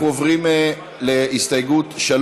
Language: Hebrew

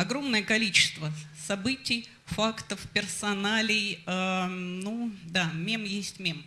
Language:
Russian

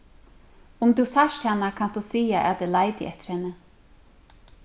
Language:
Faroese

